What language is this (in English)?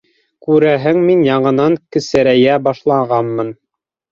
Bashkir